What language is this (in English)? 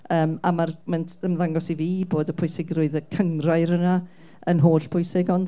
Welsh